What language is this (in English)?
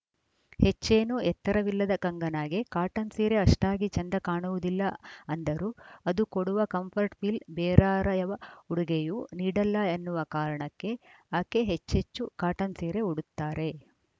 Kannada